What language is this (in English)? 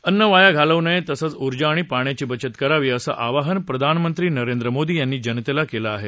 Marathi